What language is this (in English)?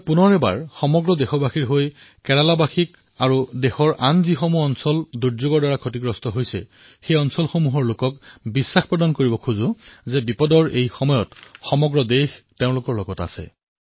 Assamese